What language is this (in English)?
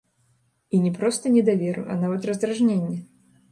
Belarusian